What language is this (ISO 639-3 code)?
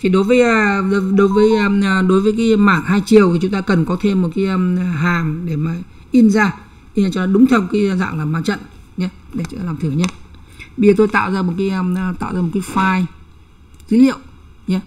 vie